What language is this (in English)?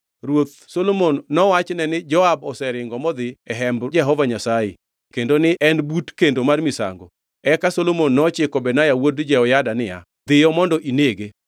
Luo (Kenya and Tanzania)